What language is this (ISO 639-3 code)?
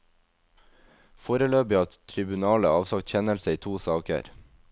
nor